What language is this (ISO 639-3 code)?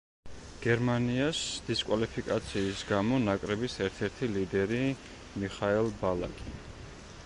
kat